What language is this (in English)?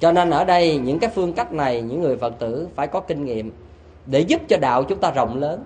Vietnamese